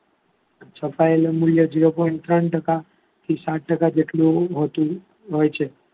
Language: Gujarati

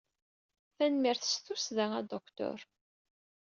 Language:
Kabyle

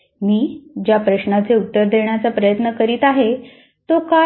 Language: Marathi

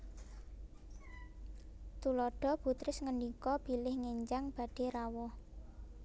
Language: Javanese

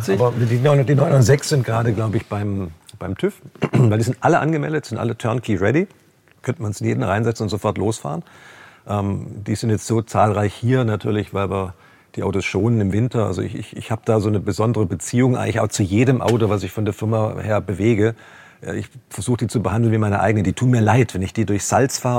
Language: German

